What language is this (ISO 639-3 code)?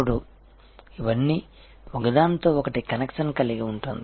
tel